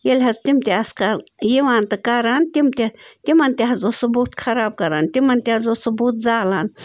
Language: Kashmiri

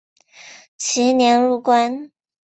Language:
Chinese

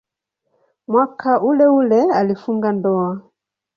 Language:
Swahili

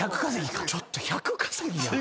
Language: Japanese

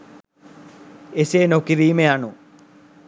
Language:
Sinhala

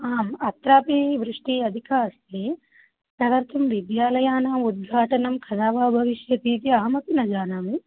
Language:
Sanskrit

